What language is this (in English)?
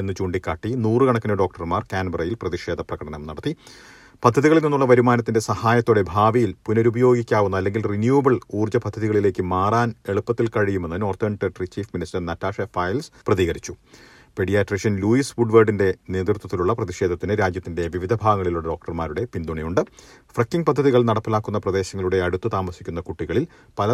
Malayalam